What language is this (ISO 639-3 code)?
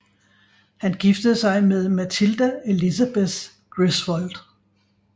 dan